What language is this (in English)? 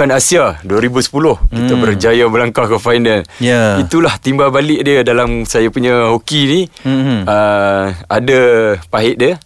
Malay